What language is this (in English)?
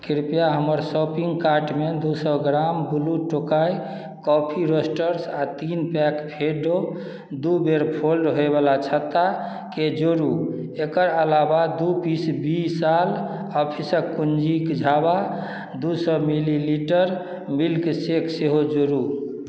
Maithili